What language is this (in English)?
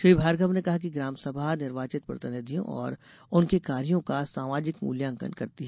Hindi